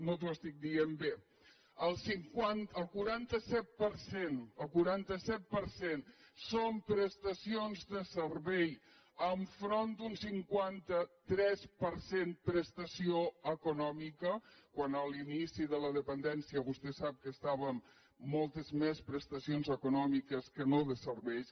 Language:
Catalan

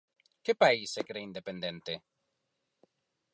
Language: Galician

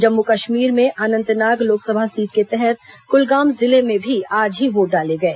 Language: Hindi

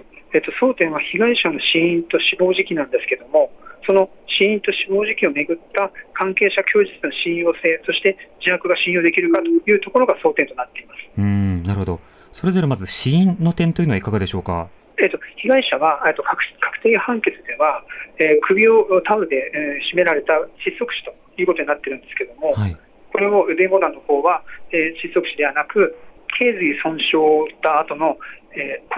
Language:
Japanese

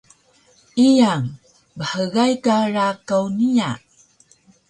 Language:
Taroko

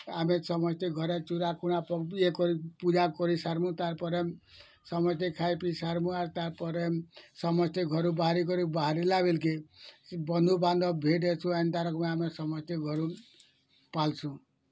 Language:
Odia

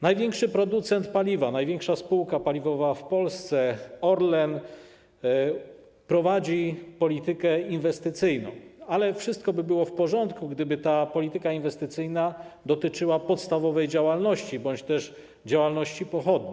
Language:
Polish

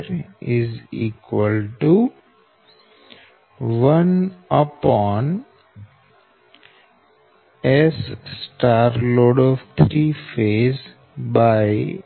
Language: Gujarati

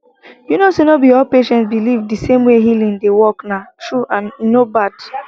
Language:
Nigerian Pidgin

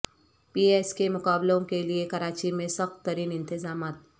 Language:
Urdu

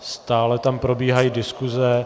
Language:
Czech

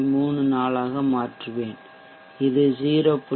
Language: Tamil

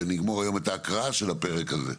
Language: Hebrew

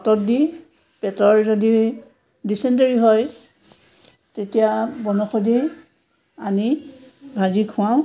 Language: Assamese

